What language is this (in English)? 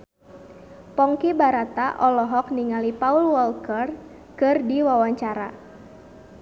Sundanese